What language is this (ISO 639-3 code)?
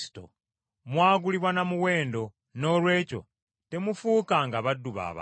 lug